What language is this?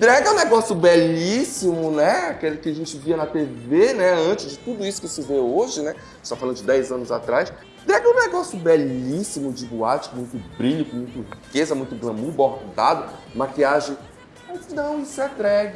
Portuguese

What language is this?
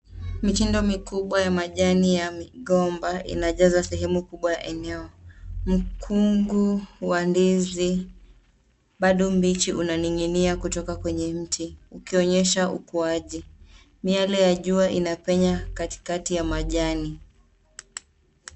Swahili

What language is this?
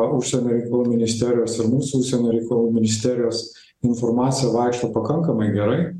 Lithuanian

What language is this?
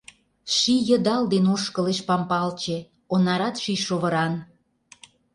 Mari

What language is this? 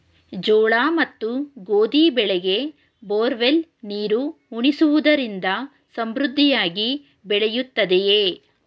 Kannada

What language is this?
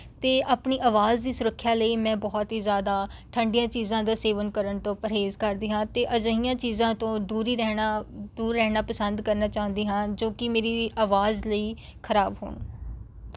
Punjabi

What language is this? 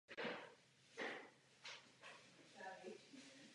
Czech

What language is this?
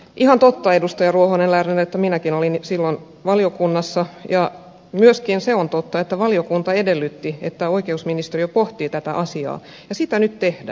Finnish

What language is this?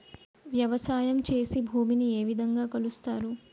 Telugu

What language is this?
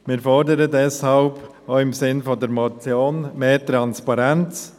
Swiss German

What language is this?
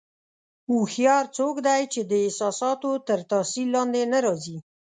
Pashto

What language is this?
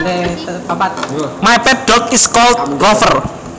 Javanese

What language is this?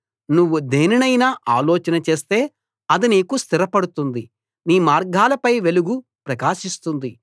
Telugu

